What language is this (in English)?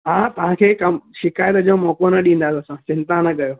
Sindhi